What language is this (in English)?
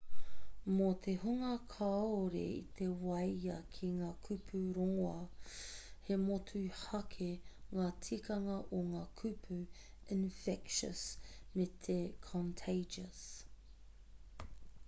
Māori